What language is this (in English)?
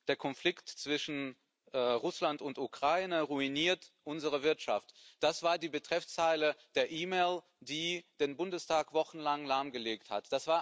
German